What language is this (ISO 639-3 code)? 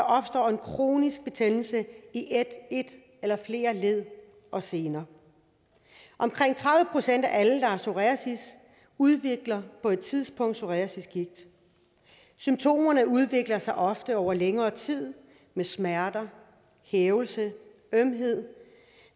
dan